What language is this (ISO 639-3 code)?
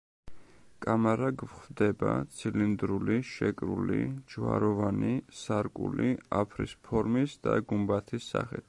kat